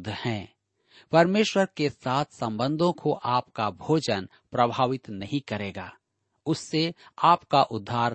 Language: Hindi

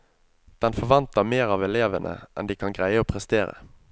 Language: Norwegian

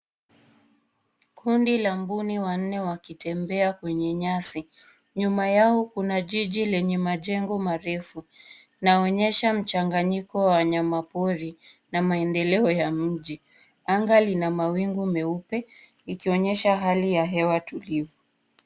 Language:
Swahili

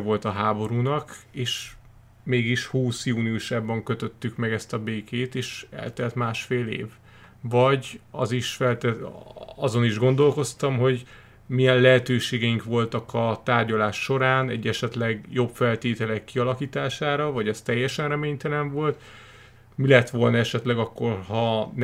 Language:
Hungarian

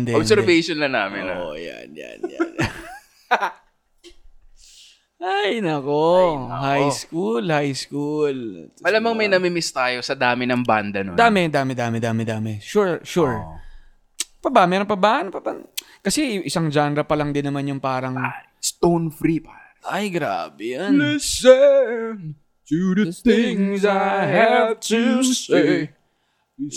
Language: Filipino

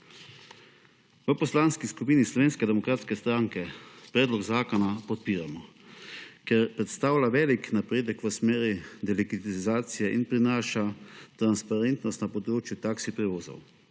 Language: Slovenian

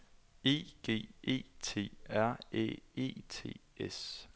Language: Danish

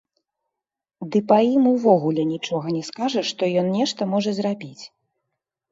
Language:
Belarusian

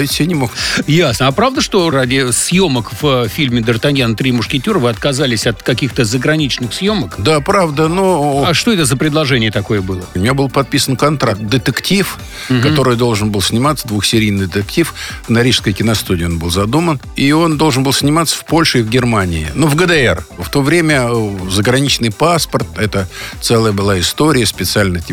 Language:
Russian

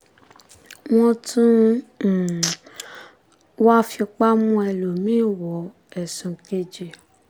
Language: Yoruba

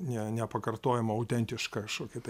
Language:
Lithuanian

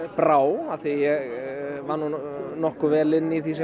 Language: Icelandic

